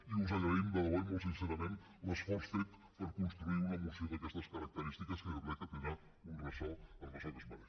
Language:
Catalan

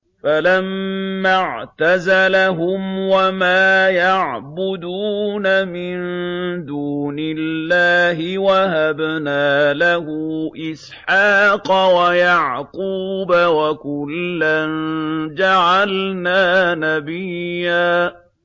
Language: Arabic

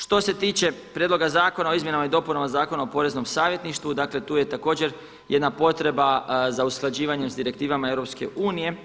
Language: Croatian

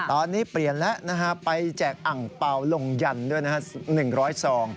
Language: Thai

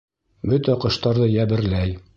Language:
Bashkir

